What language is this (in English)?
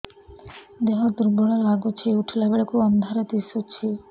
Odia